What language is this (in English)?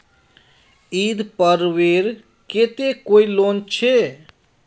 Magahi